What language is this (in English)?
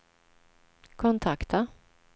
Swedish